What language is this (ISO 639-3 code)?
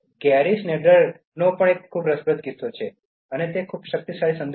guj